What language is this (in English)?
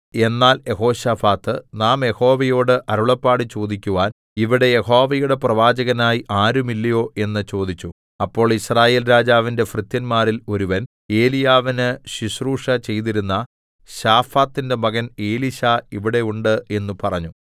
Malayalam